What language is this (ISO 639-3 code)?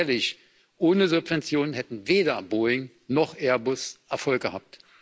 deu